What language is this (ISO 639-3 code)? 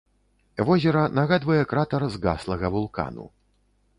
bel